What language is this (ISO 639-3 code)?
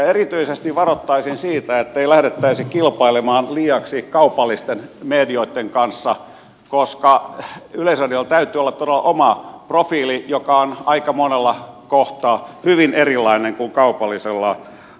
fin